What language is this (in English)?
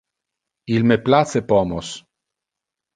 Interlingua